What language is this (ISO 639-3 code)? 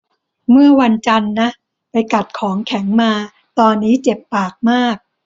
tha